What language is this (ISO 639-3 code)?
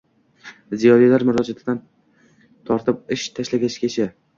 uzb